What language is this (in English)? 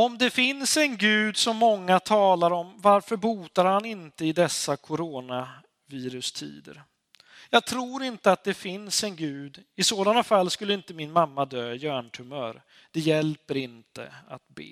Swedish